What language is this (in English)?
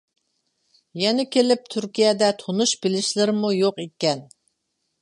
Uyghur